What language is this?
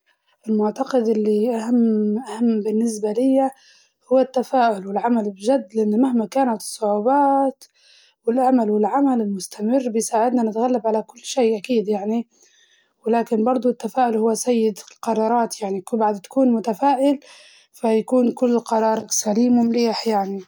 Libyan Arabic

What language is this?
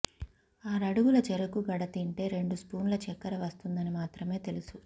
Telugu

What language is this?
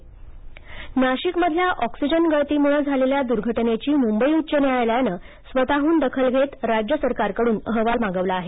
Marathi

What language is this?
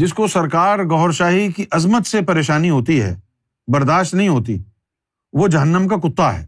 Urdu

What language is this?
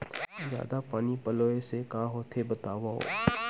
Chhattisgarhi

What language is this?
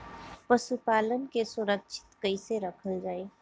Bhojpuri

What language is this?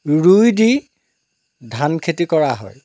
Assamese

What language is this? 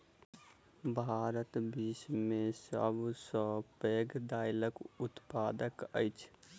Maithili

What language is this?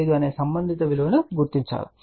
Telugu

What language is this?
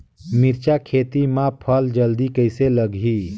Chhattisgarhi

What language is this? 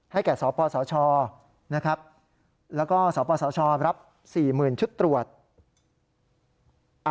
Thai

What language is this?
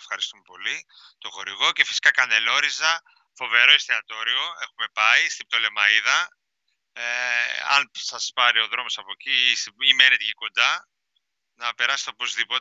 Greek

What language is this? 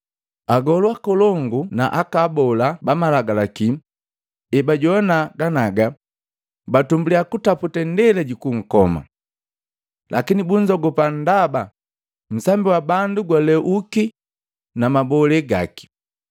Matengo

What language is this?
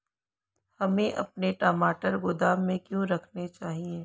Hindi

